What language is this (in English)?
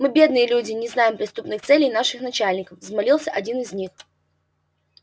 Russian